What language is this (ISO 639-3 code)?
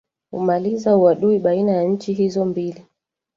swa